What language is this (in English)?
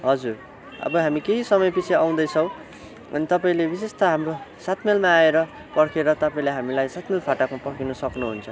Nepali